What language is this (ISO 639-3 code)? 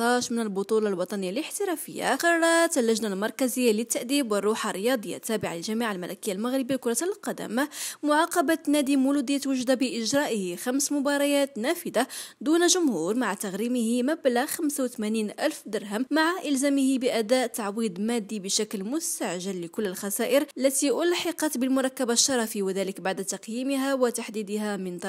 ara